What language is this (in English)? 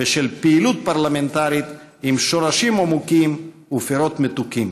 Hebrew